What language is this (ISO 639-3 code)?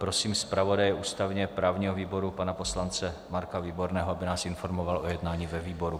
ces